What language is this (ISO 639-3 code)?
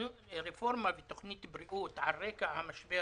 heb